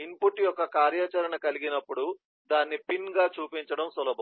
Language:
Telugu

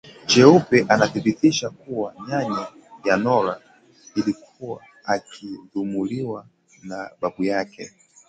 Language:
Swahili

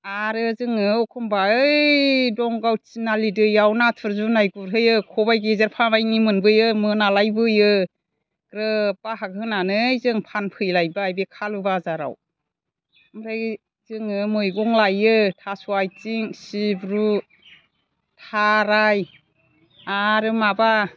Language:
Bodo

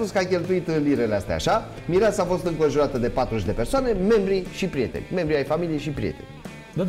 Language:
Romanian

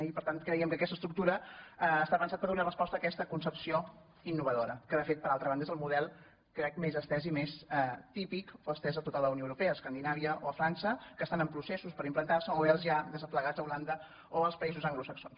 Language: Catalan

